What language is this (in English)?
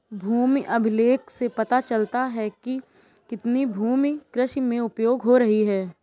Hindi